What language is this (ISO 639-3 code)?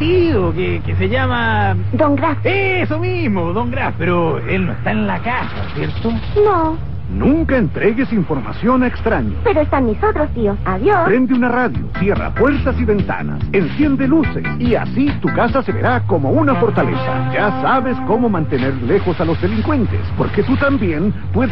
spa